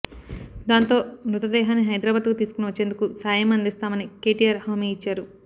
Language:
Telugu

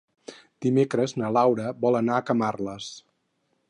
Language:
Catalan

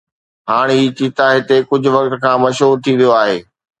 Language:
Sindhi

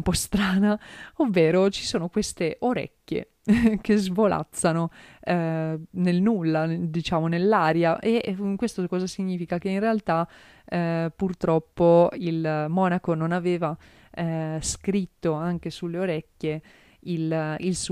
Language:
Italian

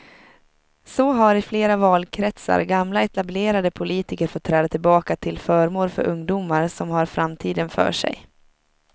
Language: Swedish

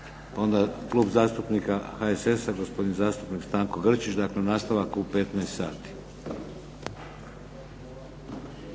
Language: Croatian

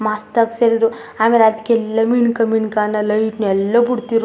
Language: Kannada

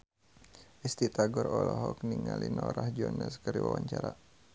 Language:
Sundanese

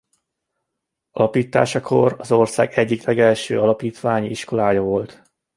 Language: Hungarian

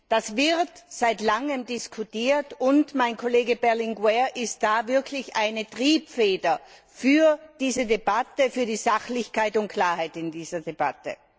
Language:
German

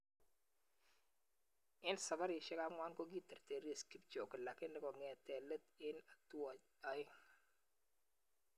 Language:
Kalenjin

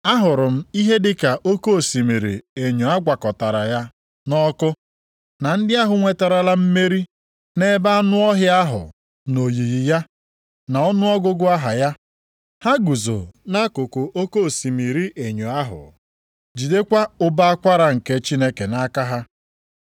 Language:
Igbo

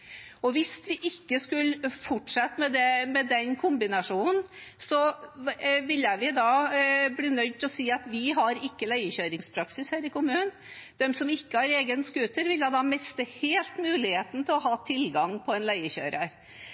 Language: Norwegian Bokmål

